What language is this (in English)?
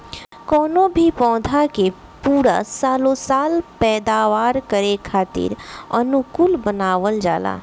Bhojpuri